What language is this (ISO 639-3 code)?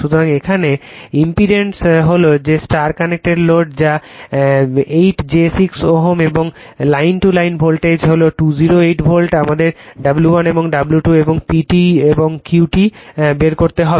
ben